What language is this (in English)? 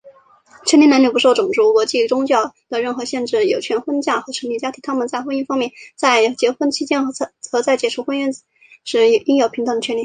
Chinese